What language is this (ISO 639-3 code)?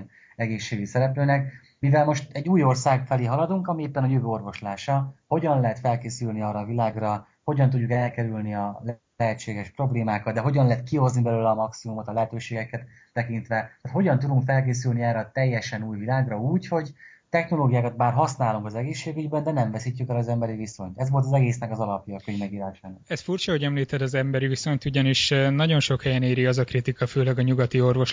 hun